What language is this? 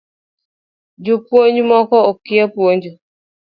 Luo (Kenya and Tanzania)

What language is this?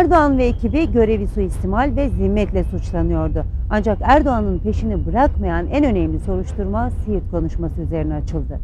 Turkish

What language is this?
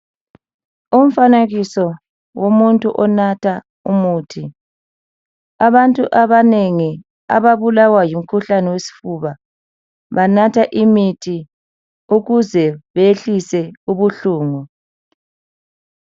North Ndebele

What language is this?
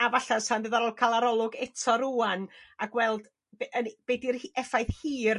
Welsh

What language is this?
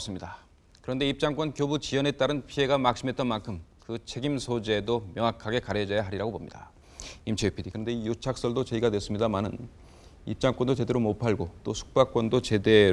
Korean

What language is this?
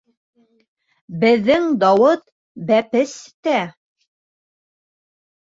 Bashkir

